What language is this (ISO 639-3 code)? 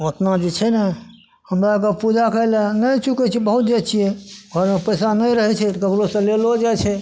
mai